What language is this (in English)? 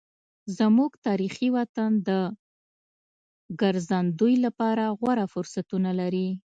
Pashto